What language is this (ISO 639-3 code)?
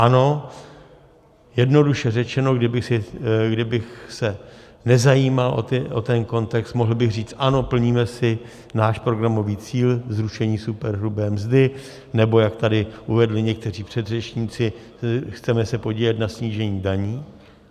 ces